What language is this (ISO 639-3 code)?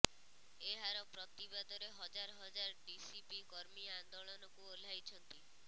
ori